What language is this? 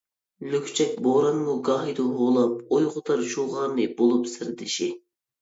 Uyghur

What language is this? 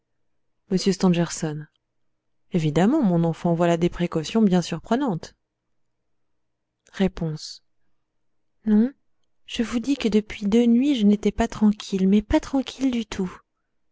French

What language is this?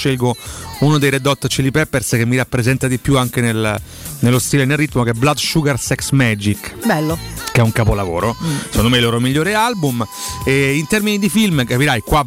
Italian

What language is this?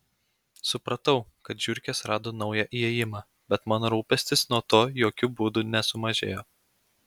Lithuanian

